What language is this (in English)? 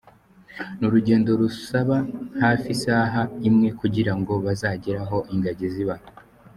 Kinyarwanda